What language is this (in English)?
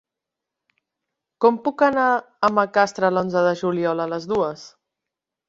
Catalan